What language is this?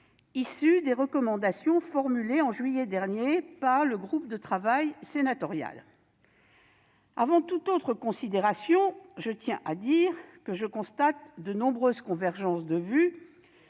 French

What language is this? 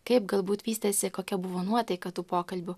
Lithuanian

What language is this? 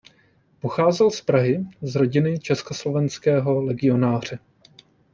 Czech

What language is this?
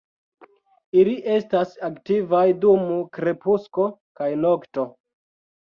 Esperanto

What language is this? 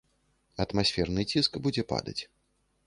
Belarusian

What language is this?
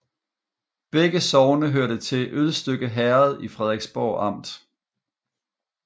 Danish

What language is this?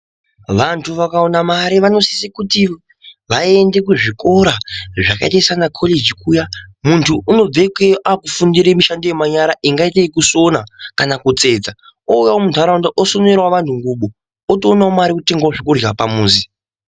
Ndau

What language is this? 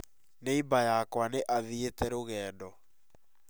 Kikuyu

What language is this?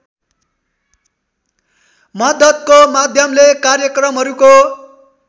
Nepali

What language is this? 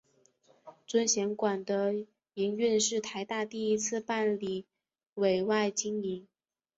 Chinese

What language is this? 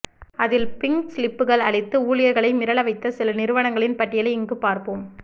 Tamil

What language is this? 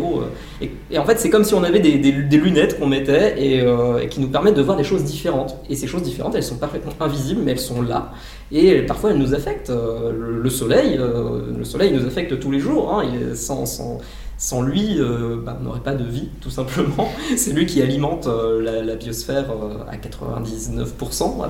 French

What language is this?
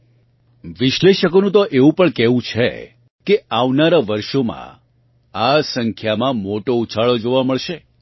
Gujarati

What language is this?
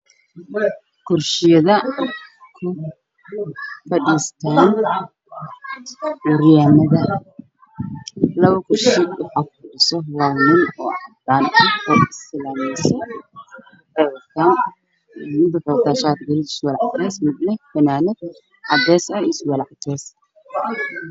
Somali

